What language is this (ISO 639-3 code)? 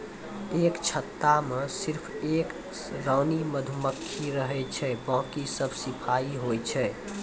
mai